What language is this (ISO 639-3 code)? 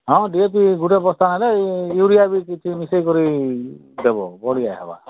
ori